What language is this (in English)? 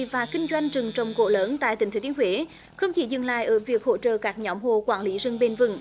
Vietnamese